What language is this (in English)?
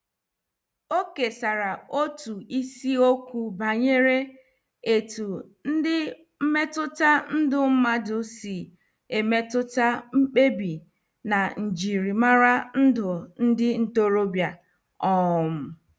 Igbo